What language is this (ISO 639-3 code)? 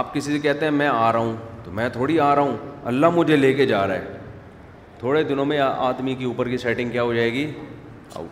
urd